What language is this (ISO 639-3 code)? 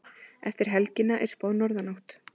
isl